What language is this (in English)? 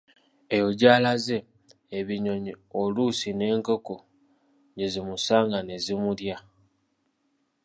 Ganda